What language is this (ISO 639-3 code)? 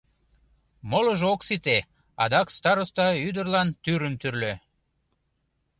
chm